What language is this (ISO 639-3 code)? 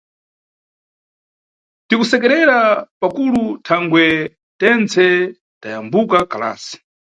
nyu